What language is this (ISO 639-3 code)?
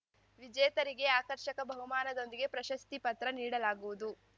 kan